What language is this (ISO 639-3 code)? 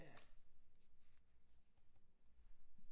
dan